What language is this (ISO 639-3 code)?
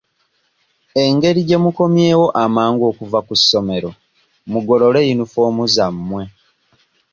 lug